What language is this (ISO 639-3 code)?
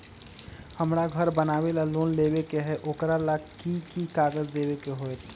mag